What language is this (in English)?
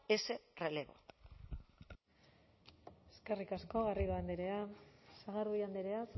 Basque